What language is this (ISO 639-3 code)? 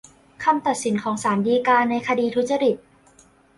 tha